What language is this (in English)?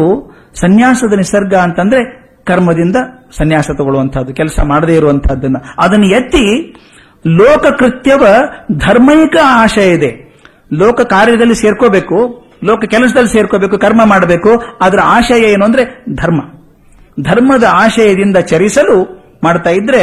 Kannada